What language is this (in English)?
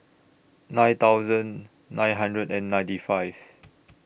English